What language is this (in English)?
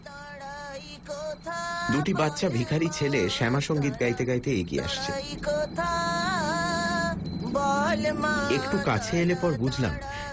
Bangla